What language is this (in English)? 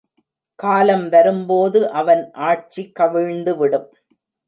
Tamil